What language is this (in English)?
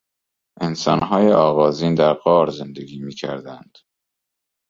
Persian